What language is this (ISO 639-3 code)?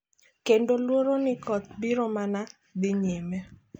luo